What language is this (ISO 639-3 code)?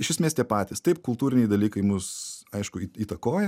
lit